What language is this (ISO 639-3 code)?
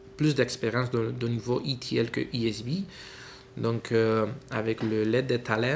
fra